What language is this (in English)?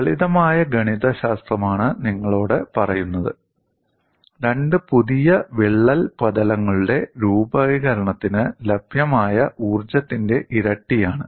Malayalam